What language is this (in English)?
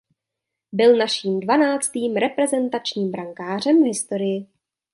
Czech